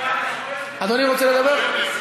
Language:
Hebrew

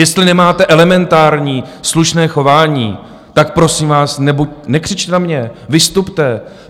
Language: Czech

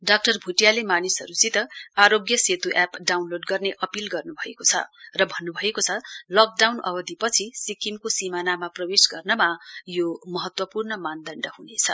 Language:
Nepali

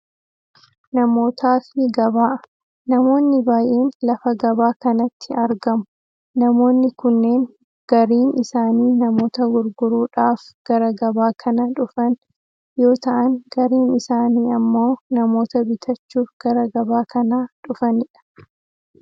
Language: Oromo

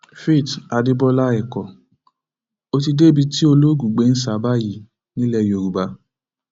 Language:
Yoruba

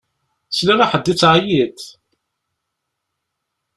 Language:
Kabyle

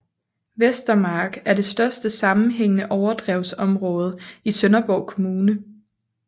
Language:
Danish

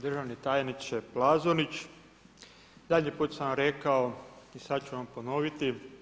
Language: Croatian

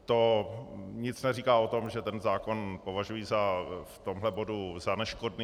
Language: Czech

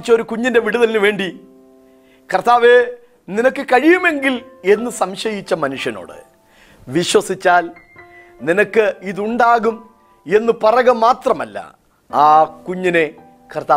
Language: Malayalam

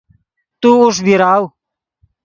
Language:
Yidgha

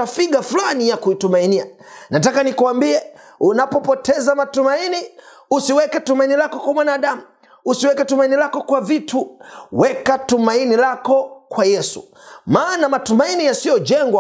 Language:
Swahili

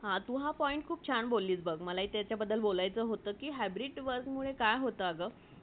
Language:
Marathi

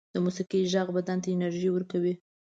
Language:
Pashto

